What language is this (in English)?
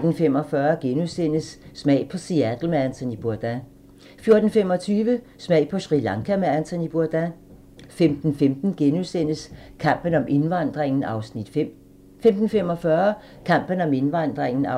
Danish